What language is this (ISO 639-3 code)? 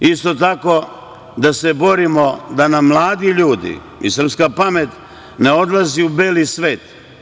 srp